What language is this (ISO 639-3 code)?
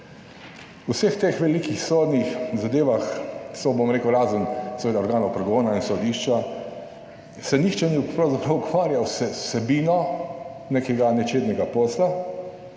slv